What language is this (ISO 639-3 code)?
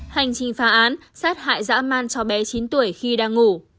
vie